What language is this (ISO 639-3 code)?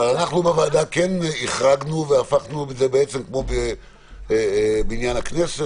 heb